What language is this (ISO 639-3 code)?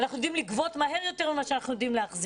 heb